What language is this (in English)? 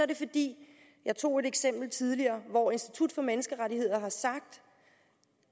Danish